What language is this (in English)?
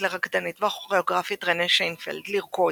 Hebrew